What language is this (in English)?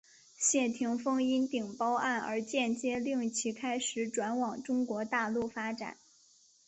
Chinese